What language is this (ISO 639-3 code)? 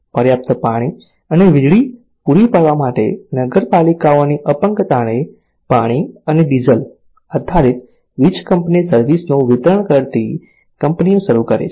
guj